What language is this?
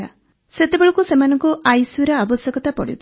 Odia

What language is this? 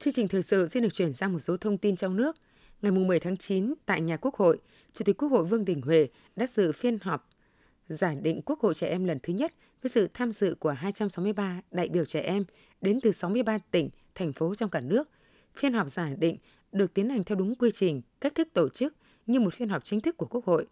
Vietnamese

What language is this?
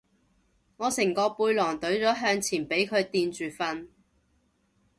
Cantonese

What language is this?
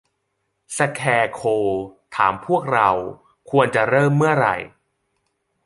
Thai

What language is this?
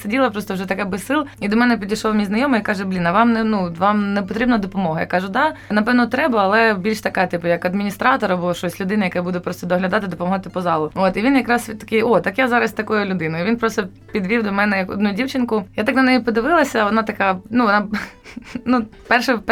Ukrainian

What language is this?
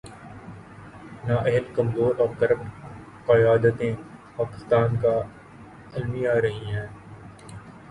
Urdu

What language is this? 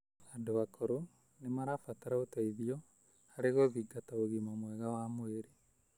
Kikuyu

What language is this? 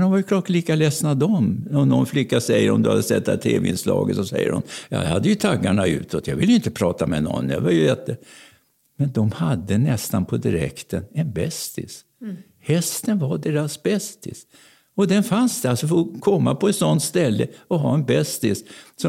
Swedish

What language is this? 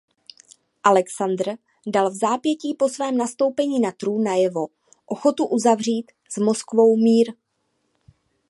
Czech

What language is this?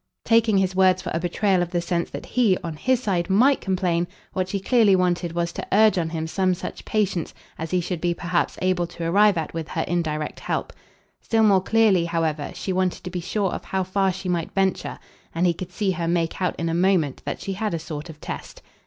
English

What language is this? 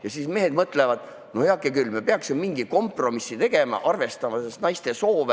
Estonian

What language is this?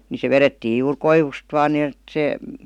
Finnish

